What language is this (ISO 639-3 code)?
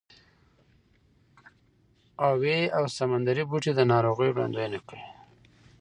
pus